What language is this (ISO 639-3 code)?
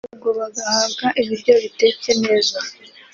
kin